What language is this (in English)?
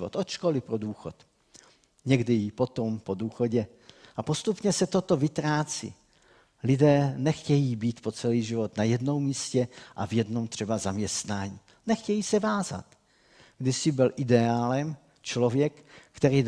Czech